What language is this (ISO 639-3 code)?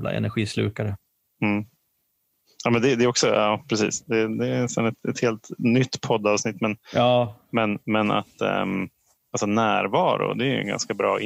swe